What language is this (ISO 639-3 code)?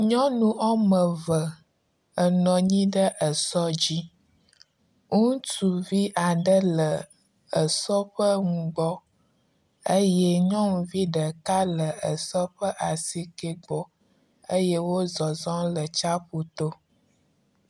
ewe